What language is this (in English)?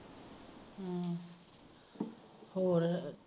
Punjabi